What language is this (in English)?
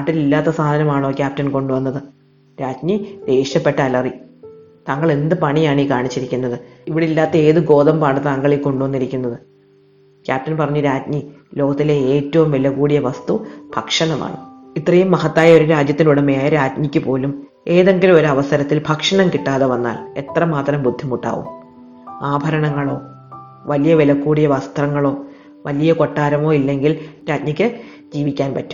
Malayalam